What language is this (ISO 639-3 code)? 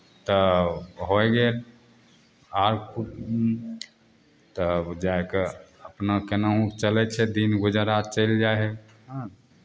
mai